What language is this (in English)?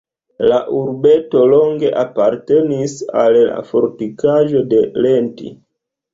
Esperanto